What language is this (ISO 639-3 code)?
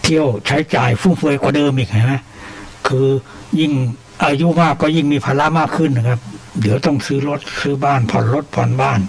tha